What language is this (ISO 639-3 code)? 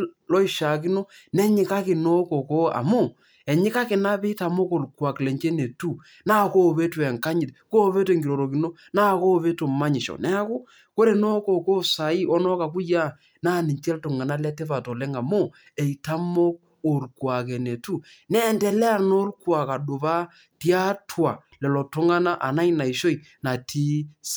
mas